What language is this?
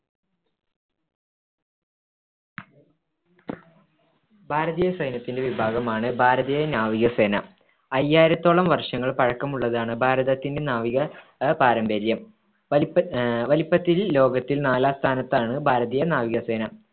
Malayalam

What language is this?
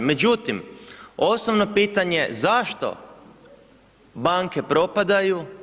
Croatian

